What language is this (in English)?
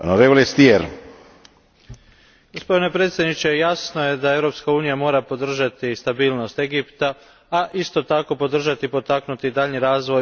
Croatian